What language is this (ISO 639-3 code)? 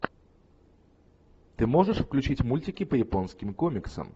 rus